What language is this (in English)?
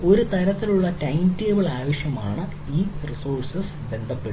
Malayalam